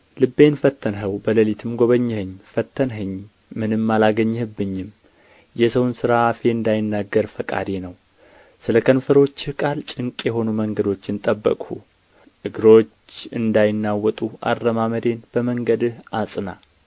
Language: Amharic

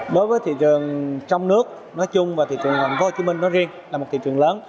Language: Vietnamese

